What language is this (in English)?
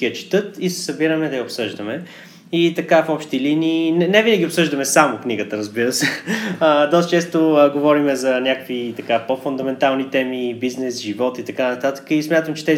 Bulgarian